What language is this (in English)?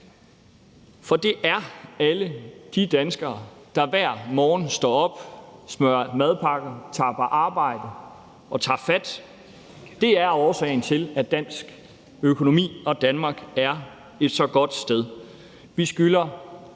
Danish